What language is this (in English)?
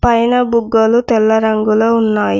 Telugu